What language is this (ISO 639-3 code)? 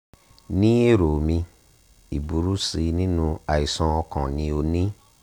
yor